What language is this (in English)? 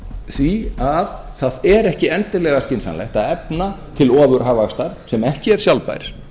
Icelandic